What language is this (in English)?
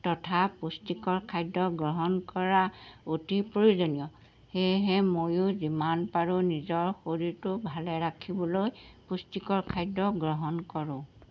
Assamese